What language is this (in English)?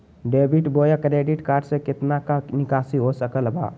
Magahi